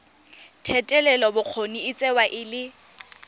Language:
Tswana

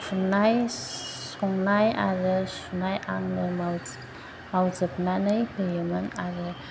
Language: Bodo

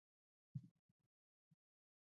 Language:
Pashto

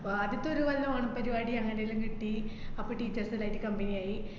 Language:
Malayalam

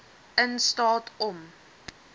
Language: Afrikaans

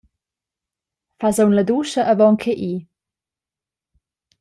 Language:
Romansh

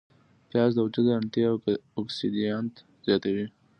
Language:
Pashto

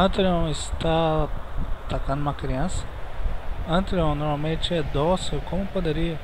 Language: Portuguese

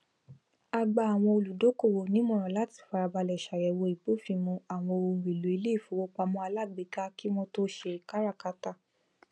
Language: Yoruba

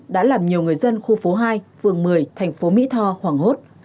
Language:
Vietnamese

